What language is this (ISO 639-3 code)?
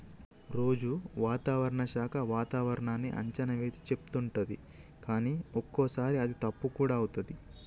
tel